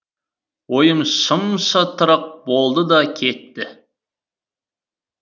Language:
Kazakh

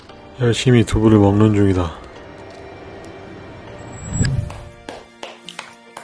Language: Korean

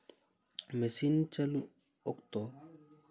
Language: Santali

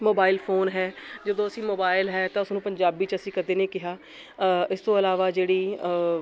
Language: Punjabi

